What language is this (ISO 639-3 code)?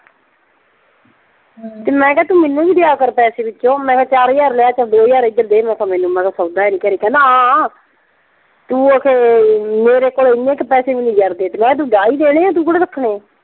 pan